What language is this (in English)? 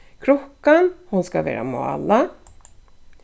Faroese